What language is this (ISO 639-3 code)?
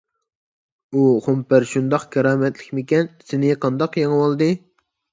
uig